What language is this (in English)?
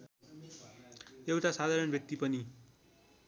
Nepali